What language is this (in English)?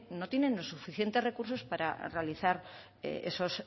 Spanish